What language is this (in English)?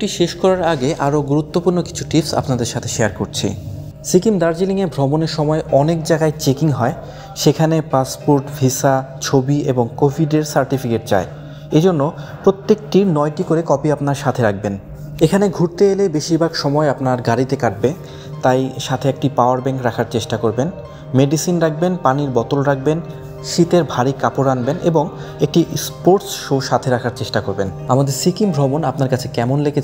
Arabic